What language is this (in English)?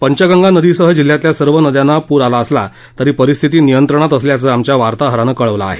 Marathi